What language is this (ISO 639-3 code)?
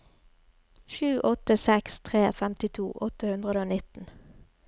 nor